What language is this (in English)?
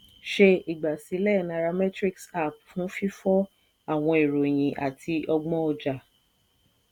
Yoruba